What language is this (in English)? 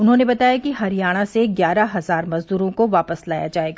Hindi